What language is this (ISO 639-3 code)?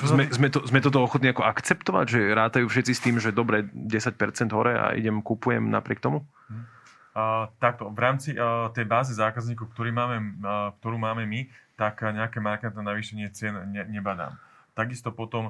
slk